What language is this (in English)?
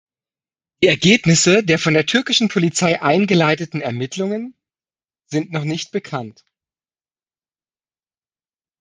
German